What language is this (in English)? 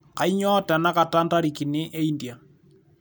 Masai